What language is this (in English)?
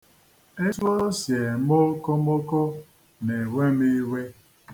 Igbo